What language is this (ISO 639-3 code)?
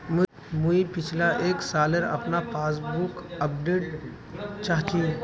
mag